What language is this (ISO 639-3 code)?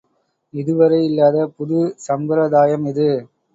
tam